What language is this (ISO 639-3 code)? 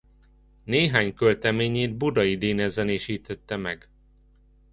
hun